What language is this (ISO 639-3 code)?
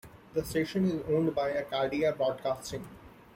eng